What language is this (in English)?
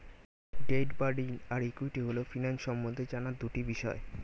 Bangla